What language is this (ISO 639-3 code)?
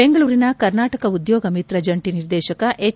kan